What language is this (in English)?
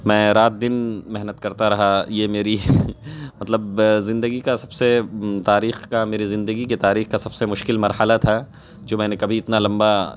Urdu